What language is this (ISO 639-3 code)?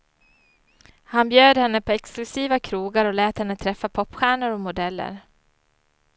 swe